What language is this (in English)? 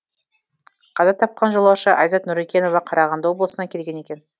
Kazakh